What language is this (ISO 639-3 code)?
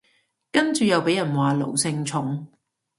yue